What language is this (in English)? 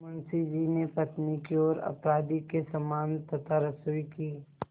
Hindi